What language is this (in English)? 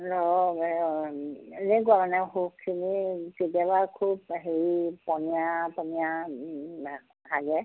Assamese